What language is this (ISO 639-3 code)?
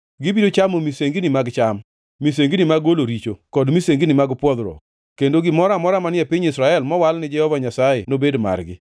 luo